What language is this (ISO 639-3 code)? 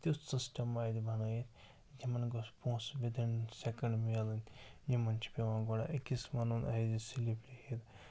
kas